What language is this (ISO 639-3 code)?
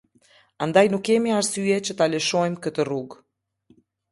sqi